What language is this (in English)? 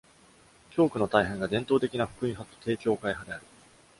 Japanese